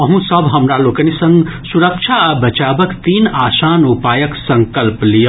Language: Maithili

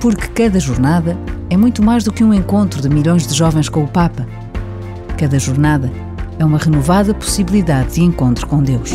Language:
Portuguese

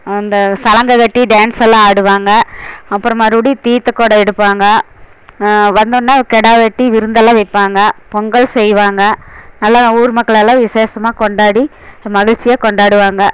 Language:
Tamil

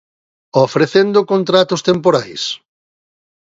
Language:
Galician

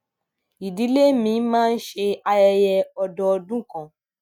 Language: Yoruba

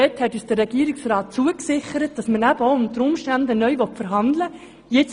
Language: Swiss German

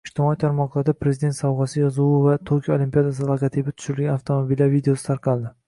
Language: Uzbek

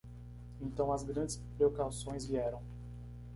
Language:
Portuguese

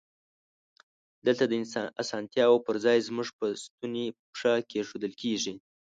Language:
Pashto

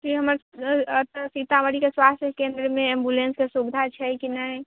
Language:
Maithili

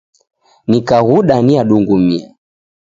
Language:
Taita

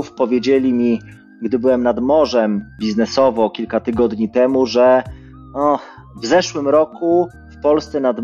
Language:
Polish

